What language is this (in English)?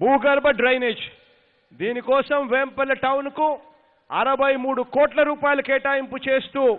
Telugu